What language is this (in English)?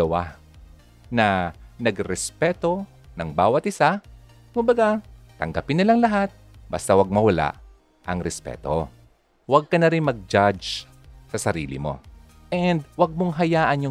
Filipino